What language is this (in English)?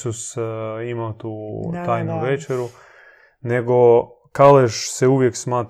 Croatian